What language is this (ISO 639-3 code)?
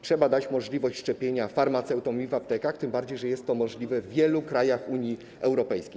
pol